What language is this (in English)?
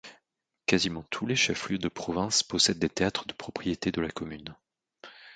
French